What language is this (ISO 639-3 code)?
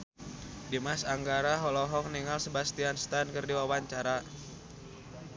sun